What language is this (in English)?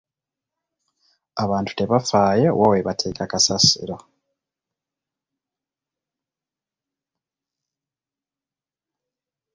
Ganda